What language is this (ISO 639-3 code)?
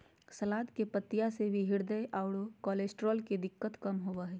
mag